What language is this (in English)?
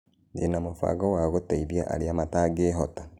Kikuyu